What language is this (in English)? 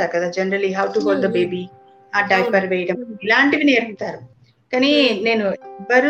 Telugu